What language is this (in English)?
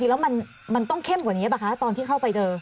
Thai